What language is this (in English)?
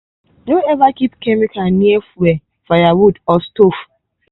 Nigerian Pidgin